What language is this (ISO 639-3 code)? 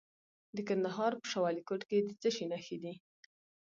pus